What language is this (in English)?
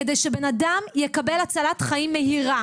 Hebrew